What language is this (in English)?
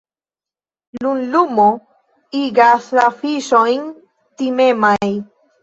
Esperanto